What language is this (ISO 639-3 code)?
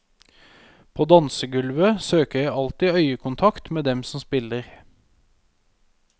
nor